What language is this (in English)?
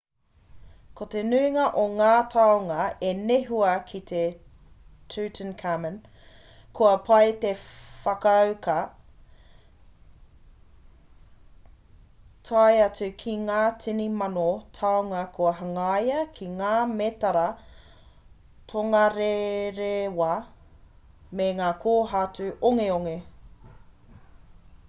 Māori